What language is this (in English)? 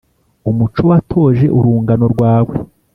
Kinyarwanda